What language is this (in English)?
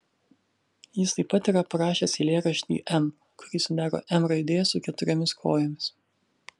Lithuanian